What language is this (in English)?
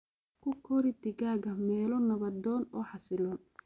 Somali